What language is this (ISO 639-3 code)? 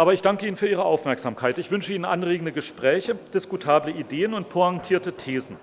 deu